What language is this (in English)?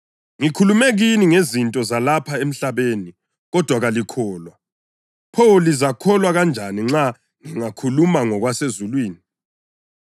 North Ndebele